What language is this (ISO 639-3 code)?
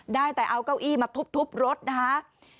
tha